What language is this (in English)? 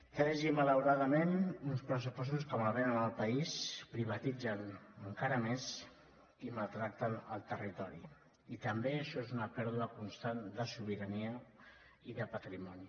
Catalan